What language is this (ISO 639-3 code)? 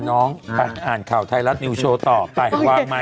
tha